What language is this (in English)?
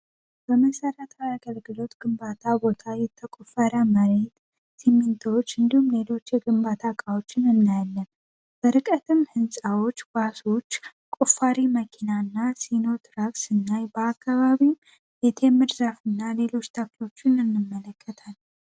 Amharic